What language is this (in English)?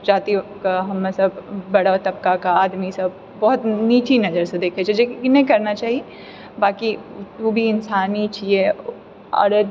Maithili